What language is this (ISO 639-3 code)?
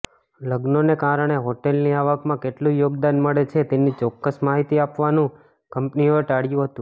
guj